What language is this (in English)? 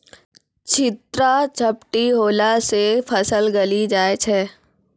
Maithili